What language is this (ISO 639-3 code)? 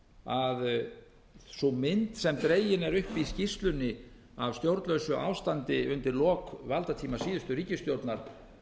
isl